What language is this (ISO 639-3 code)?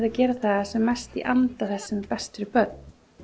isl